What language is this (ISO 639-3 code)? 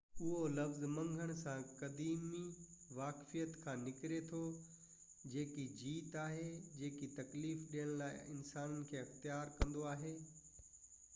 snd